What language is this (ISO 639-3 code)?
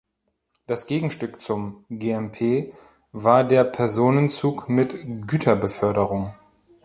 deu